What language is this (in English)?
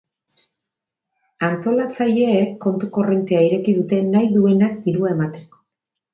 Basque